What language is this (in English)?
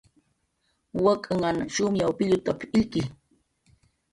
Jaqaru